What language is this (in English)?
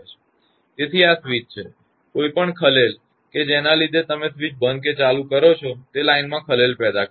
Gujarati